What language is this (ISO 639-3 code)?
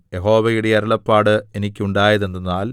mal